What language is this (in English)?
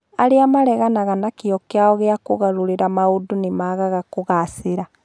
Kikuyu